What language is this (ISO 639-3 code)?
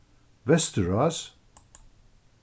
fao